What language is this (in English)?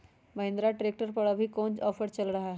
Magahi